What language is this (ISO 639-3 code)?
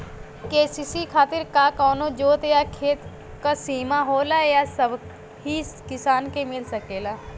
bho